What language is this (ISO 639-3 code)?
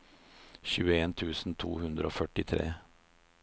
nor